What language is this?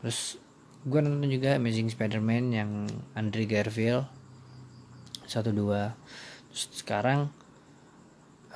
Indonesian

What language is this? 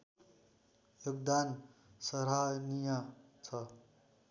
Nepali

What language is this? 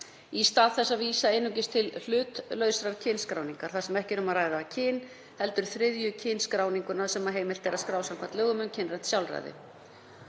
Icelandic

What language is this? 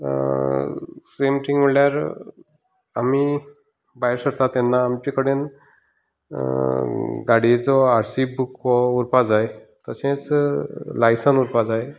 Konkani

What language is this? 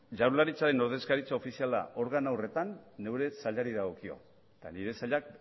Basque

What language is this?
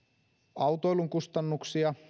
Finnish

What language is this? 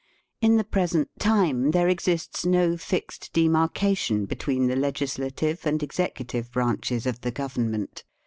English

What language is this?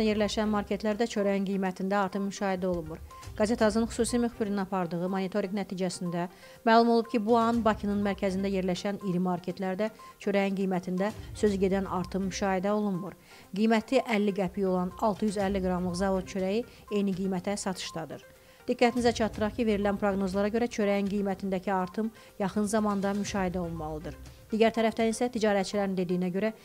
Turkish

